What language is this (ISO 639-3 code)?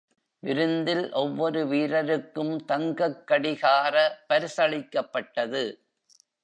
tam